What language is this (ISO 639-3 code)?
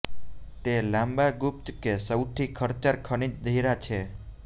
guj